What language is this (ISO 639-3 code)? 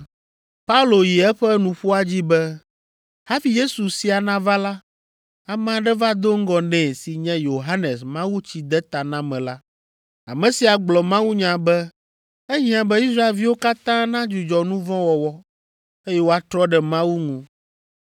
ewe